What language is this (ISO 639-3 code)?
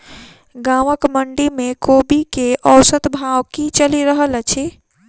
mai